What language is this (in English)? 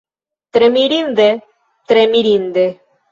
Esperanto